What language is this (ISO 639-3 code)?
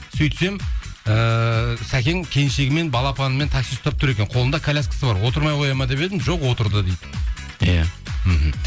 kaz